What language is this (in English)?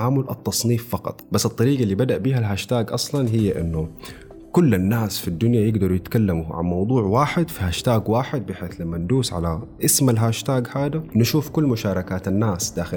Arabic